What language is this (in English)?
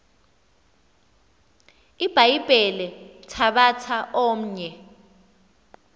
Xhosa